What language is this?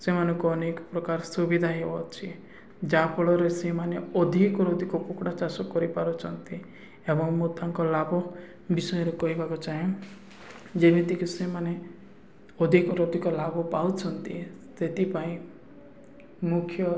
Odia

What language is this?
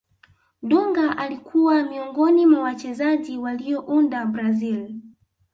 Swahili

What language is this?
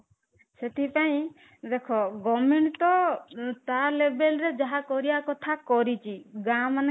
Odia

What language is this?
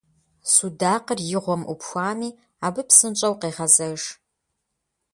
Kabardian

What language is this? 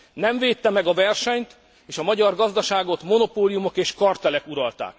Hungarian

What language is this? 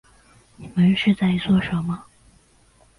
Chinese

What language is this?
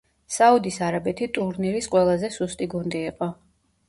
Georgian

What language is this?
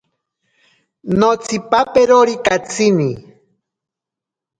Ashéninka Perené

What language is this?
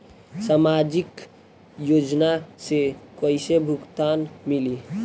Bhojpuri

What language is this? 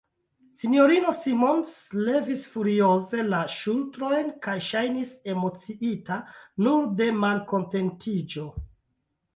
Esperanto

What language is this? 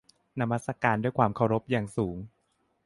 Thai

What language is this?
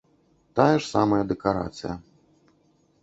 Belarusian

